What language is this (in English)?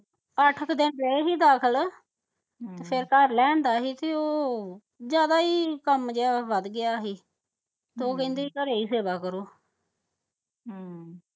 Punjabi